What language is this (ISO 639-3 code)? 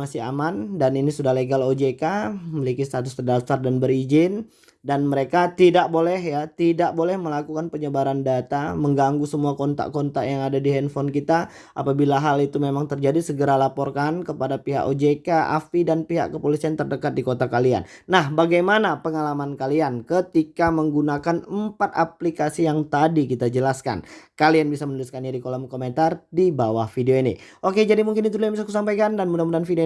ind